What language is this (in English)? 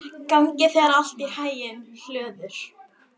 Icelandic